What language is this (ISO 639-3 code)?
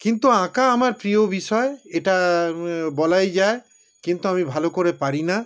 ben